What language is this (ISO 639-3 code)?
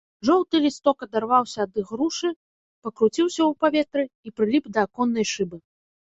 bel